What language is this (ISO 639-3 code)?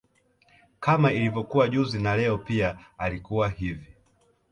swa